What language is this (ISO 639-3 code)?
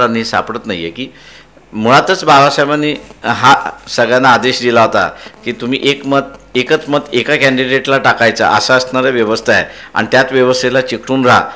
mar